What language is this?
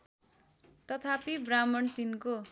Nepali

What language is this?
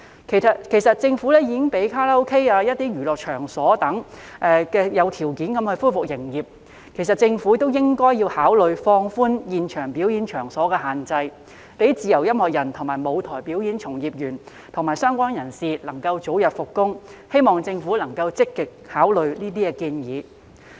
Cantonese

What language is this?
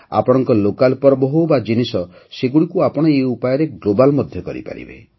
Odia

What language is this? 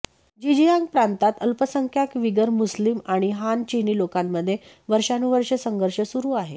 Marathi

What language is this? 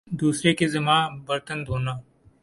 Urdu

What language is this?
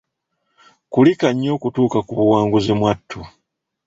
Ganda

